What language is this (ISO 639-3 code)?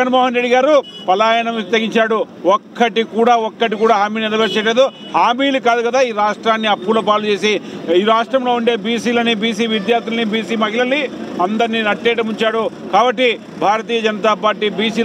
ara